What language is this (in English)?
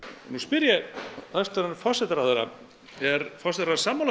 Icelandic